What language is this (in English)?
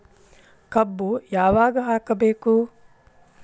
Kannada